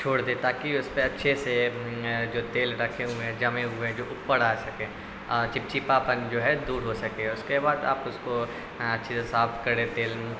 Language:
Urdu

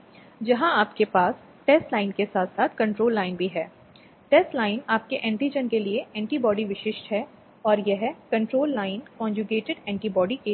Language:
Hindi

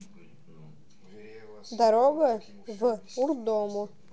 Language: Russian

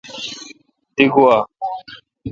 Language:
Kalkoti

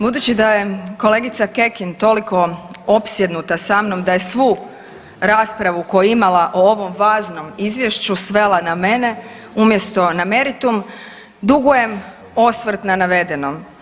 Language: Croatian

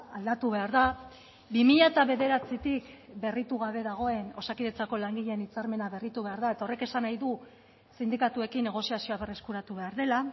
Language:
Basque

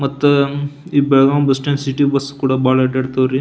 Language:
Kannada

